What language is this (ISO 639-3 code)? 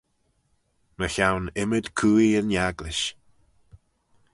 glv